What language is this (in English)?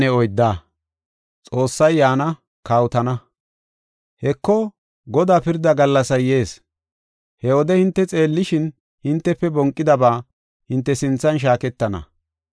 Gofa